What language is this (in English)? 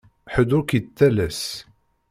Kabyle